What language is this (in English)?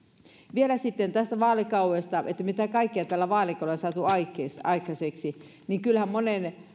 Finnish